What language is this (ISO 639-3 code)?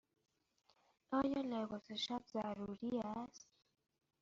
fas